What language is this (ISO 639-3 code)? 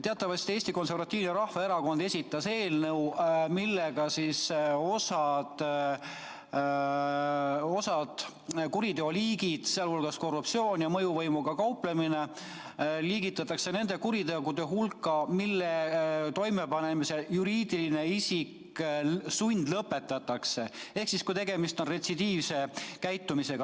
est